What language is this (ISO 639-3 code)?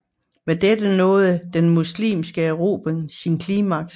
dan